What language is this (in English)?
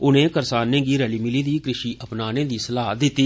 Dogri